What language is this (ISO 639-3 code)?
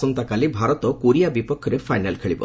ori